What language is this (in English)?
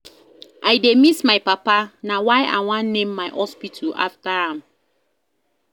Nigerian Pidgin